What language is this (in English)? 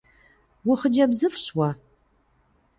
Kabardian